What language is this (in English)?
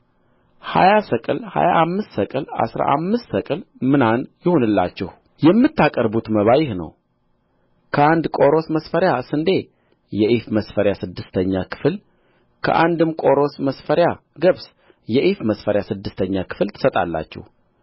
Amharic